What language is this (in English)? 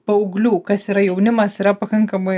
Lithuanian